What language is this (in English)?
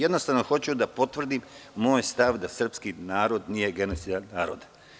Serbian